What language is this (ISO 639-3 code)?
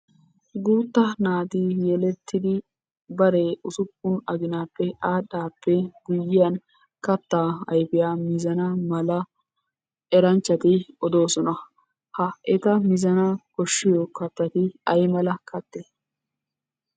wal